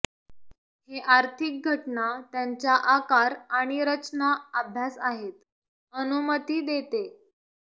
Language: Marathi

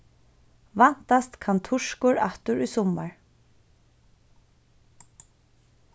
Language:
Faroese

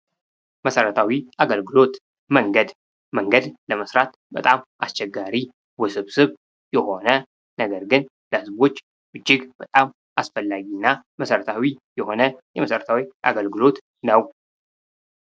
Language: Amharic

